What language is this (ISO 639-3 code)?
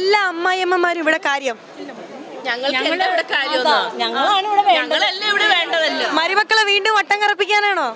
mal